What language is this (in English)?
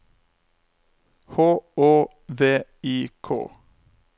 Norwegian